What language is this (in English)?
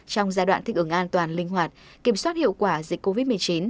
Vietnamese